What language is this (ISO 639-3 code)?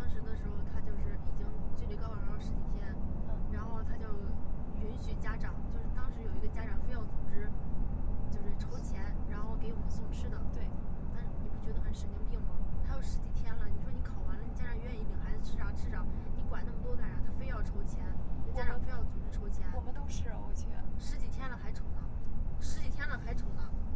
zho